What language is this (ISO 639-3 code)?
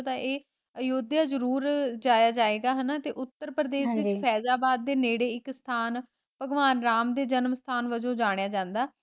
pan